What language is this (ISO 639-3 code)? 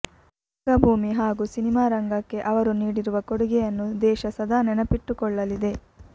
kan